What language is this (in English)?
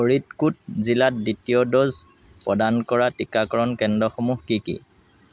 Assamese